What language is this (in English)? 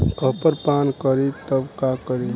Bhojpuri